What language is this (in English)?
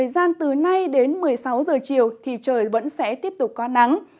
Vietnamese